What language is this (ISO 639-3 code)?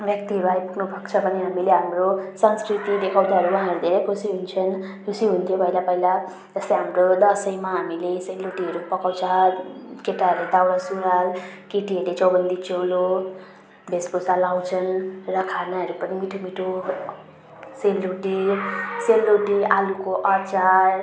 nep